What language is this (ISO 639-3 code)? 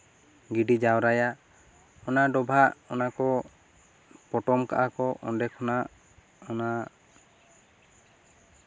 sat